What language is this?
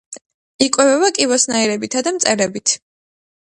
Georgian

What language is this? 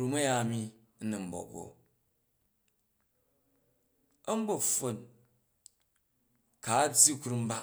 Jju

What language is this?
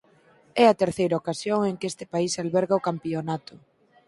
Galician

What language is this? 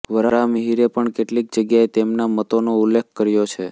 Gujarati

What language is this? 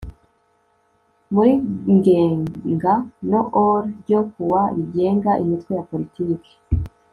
Kinyarwanda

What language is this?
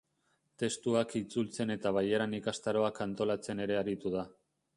Basque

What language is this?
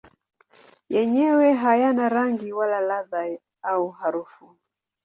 Swahili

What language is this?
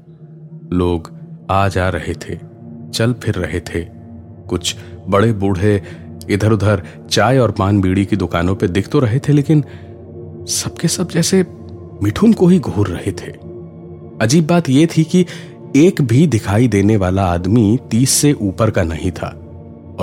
Hindi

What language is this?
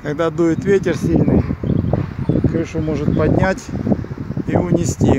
Russian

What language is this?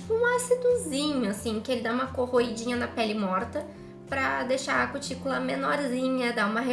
Portuguese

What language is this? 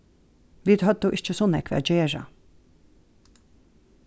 Faroese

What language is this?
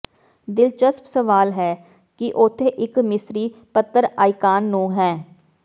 Punjabi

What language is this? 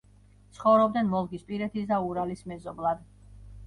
Georgian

